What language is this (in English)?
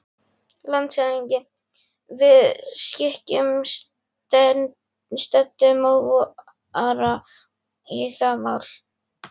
Icelandic